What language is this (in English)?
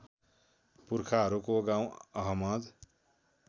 Nepali